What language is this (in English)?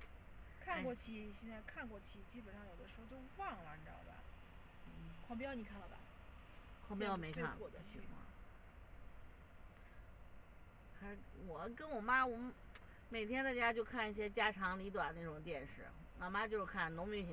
Chinese